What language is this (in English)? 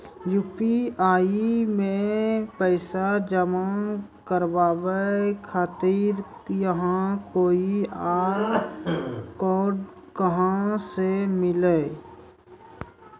Maithili